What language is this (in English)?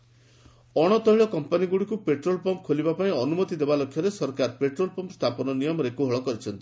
Odia